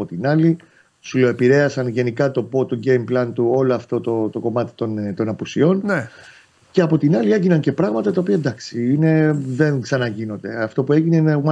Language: Greek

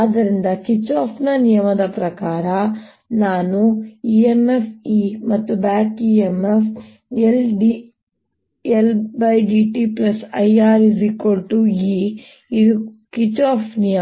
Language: Kannada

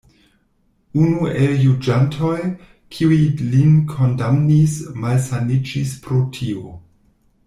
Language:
Esperanto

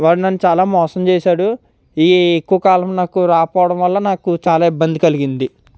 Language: Telugu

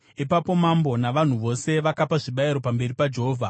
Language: Shona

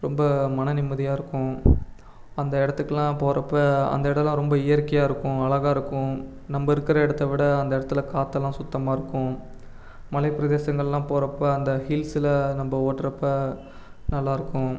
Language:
Tamil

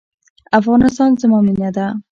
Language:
Pashto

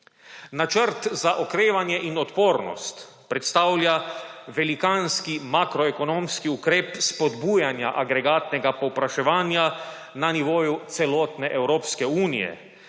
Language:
Slovenian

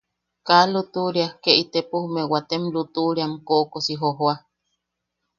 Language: Yaqui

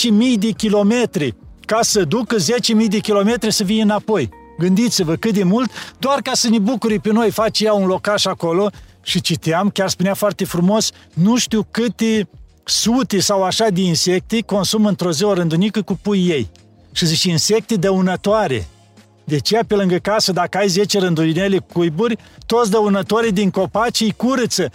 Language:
Romanian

